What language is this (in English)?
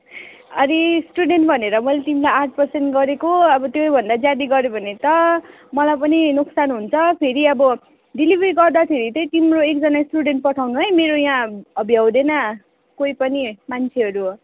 Nepali